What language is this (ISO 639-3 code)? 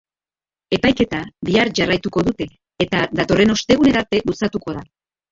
eus